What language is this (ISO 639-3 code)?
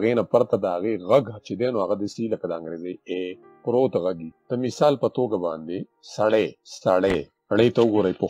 ara